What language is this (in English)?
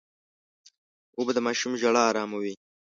Pashto